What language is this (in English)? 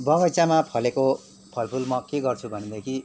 Nepali